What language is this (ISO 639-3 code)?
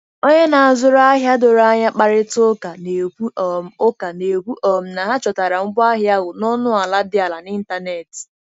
ibo